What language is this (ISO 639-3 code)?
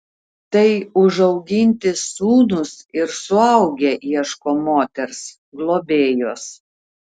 lit